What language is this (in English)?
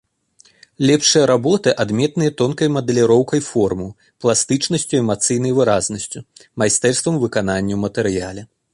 Belarusian